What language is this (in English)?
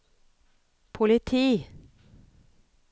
Norwegian